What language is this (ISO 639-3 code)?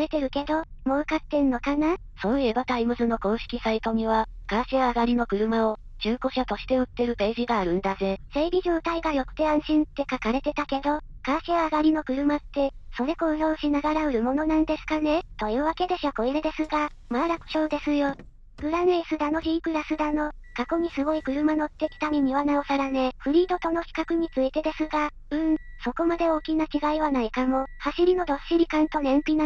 jpn